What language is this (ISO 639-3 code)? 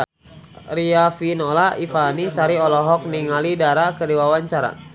sun